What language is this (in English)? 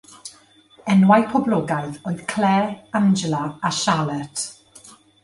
Welsh